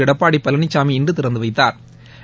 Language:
Tamil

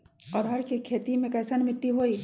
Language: Magahi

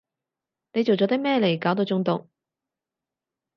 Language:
Cantonese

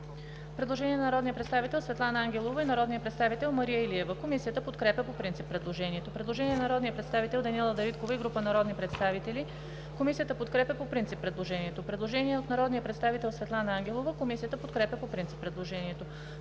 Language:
Bulgarian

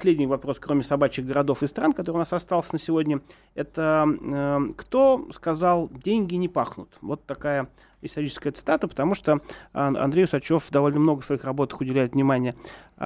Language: Russian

